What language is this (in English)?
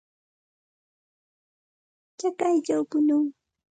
Santa Ana de Tusi Pasco Quechua